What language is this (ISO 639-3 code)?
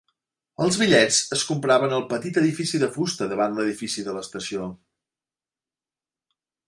cat